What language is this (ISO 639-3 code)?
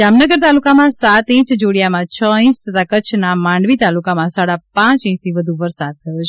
guj